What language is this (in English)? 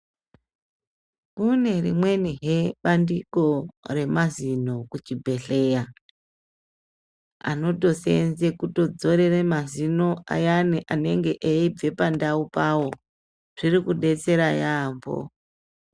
Ndau